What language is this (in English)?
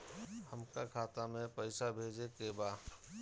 Bhojpuri